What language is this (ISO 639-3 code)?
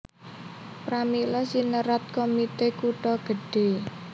jav